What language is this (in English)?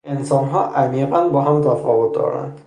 Persian